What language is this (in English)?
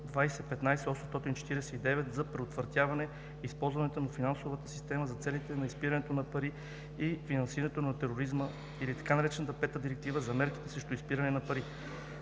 Bulgarian